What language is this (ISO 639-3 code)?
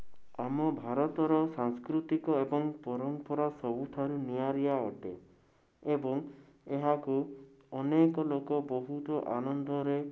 ori